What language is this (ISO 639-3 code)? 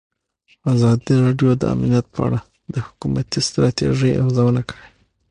pus